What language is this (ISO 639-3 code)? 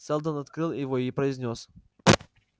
rus